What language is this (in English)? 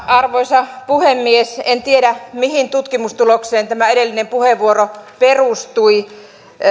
Finnish